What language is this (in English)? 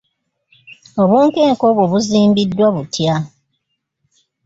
Ganda